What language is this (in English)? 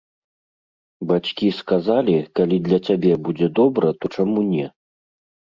Belarusian